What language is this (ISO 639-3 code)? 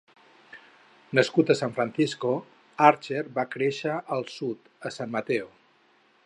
cat